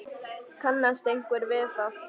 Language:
Icelandic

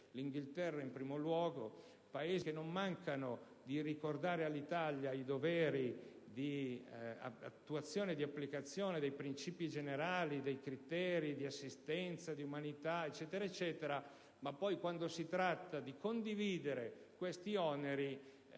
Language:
Italian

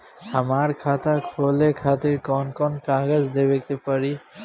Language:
Bhojpuri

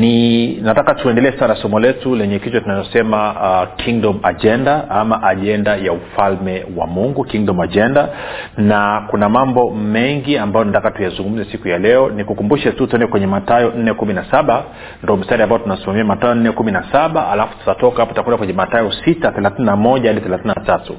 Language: Swahili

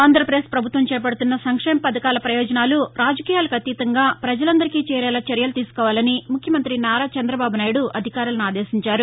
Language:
Telugu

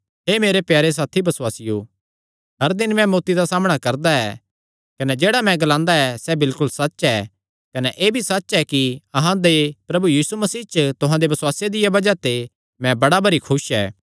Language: Kangri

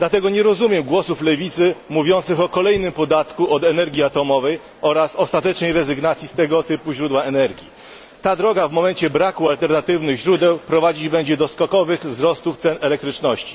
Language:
Polish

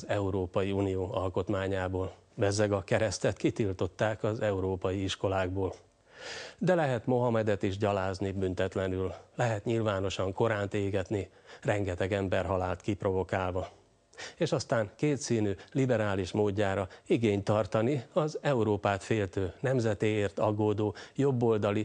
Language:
Hungarian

